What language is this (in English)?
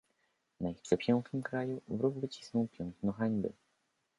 Polish